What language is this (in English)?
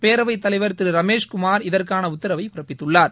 Tamil